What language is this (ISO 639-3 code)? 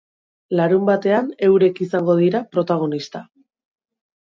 eus